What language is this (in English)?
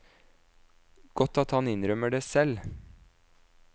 Norwegian